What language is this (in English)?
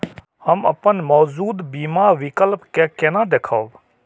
Maithili